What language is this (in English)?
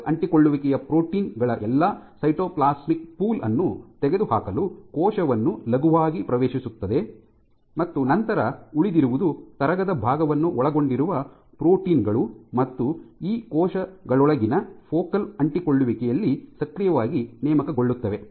Kannada